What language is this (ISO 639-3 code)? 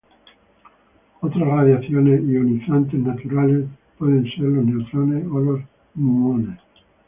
spa